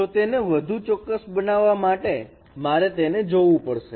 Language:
Gujarati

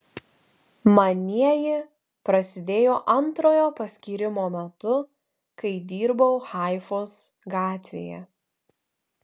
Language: Lithuanian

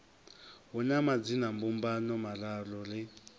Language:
Venda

